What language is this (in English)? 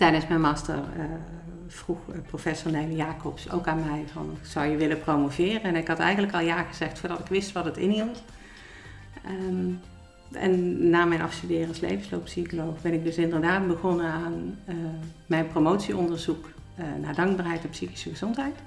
Dutch